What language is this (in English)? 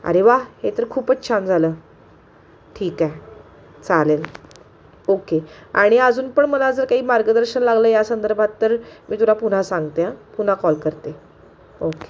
Marathi